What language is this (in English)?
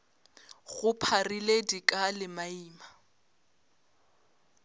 Northern Sotho